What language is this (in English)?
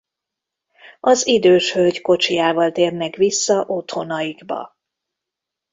Hungarian